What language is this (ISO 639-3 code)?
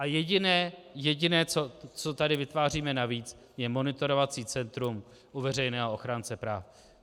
ces